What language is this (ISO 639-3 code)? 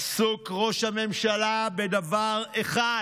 heb